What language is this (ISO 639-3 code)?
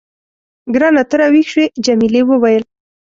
pus